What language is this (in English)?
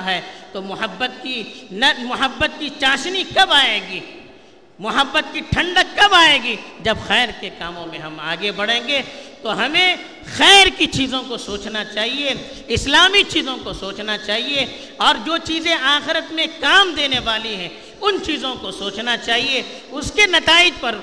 Urdu